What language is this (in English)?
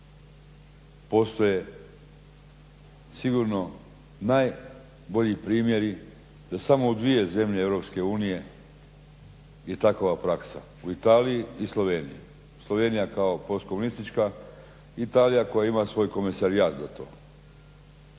Croatian